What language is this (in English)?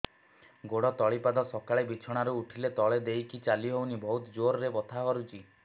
Odia